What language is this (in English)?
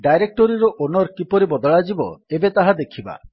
Odia